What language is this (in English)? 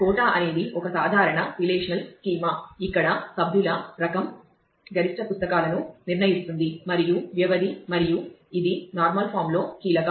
Telugu